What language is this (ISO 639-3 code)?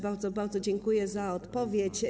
pol